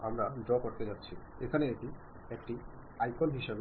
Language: Malayalam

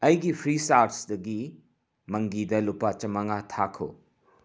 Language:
Manipuri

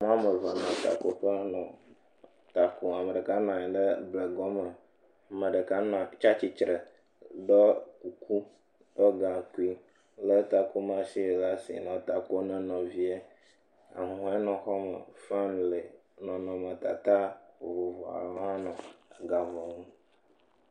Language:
Ewe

